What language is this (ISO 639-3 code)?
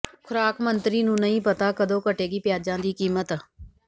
pan